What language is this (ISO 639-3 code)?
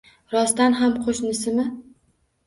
uzb